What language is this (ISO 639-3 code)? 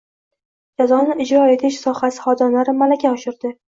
uzb